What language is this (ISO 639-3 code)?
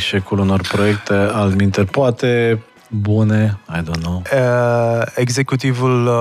ron